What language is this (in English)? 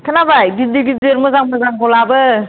Bodo